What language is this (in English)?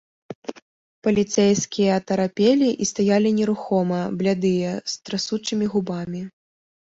Belarusian